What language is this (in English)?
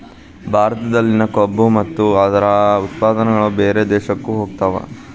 Kannada